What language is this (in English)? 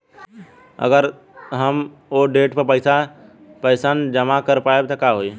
Bhojpuri